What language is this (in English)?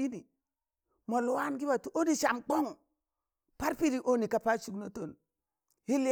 Tangale